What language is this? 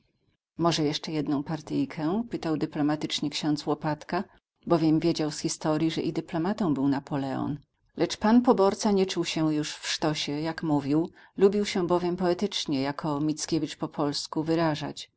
Polish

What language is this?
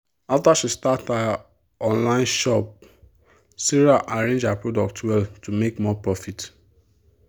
Nigerian Pidgin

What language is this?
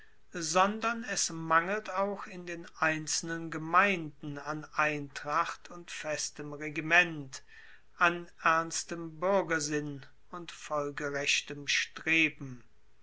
German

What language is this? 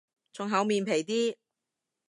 Cantonese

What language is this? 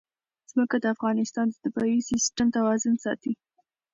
Pashto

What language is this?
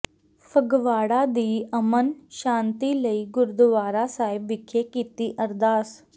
Punjabi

